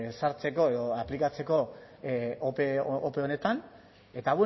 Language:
Basque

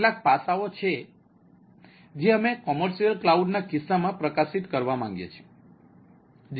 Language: Gujarati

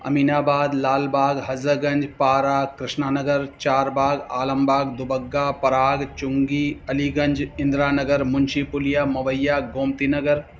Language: Sindhi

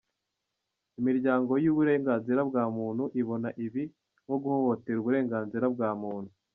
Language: Kinyarwanda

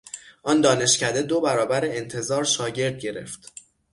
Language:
Persian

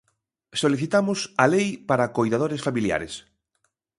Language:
Galician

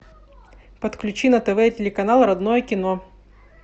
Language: Russian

